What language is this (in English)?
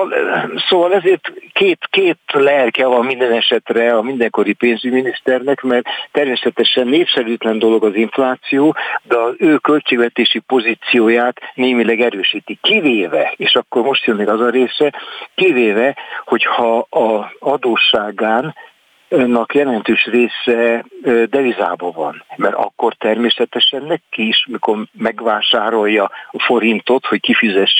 Hungarian